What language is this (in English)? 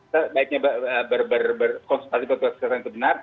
Indonesian